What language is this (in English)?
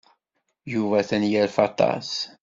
Kabyle